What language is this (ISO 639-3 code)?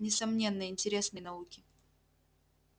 rus